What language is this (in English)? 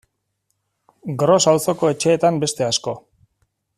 Basque